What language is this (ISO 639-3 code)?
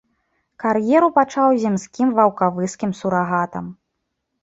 bel